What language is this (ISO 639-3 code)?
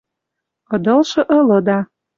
mrj